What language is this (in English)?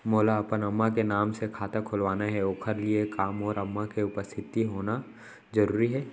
Chhattisgarhi